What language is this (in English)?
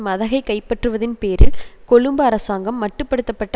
Tamil